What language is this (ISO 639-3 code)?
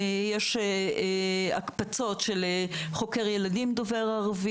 heb